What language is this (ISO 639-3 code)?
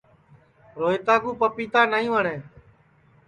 ssi